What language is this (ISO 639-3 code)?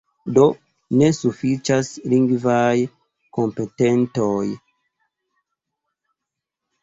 epo